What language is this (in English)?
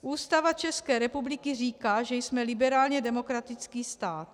Czech